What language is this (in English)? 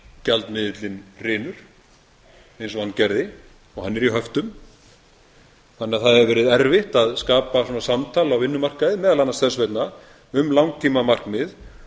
Icelandic